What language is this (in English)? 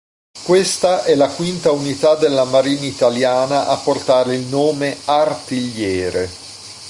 Italian